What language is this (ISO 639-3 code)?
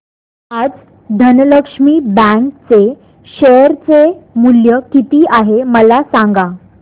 mar